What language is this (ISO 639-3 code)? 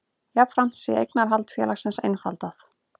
isl